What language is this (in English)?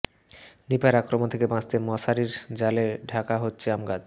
Bangla